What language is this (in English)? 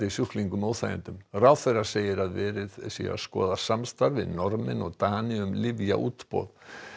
Icelandic